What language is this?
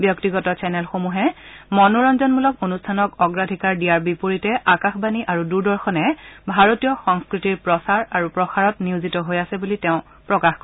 Assamese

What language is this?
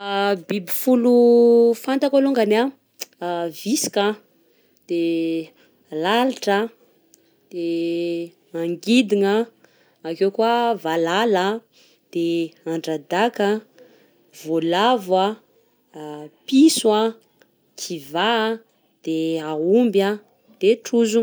Southern Betsimisaraka Malagasy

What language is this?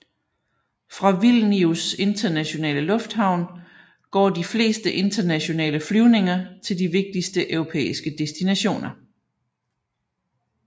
Danish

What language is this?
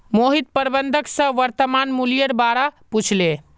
Magahi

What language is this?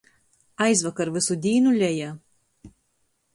Latgalian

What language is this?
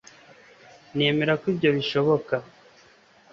Kinyarwanda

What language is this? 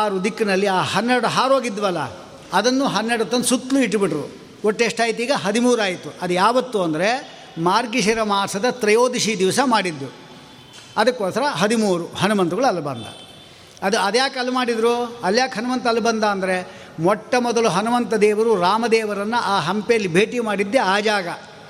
Kannada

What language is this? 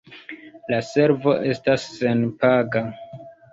Esperanto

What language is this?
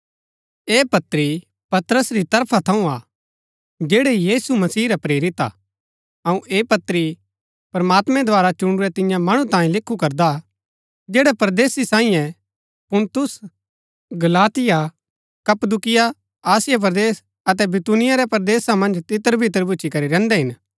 Gaddi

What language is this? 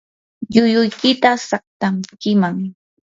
Yanahuanca Pasco Quechua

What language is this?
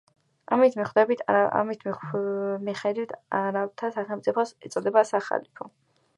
Georgian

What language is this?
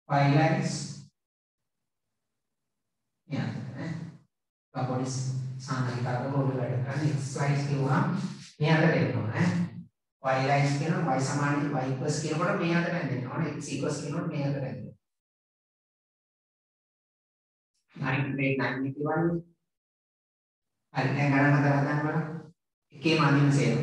Indonesian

